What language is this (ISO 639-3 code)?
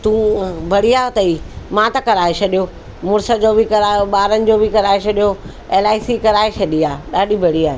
snd